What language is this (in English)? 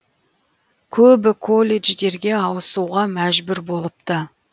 Kazakh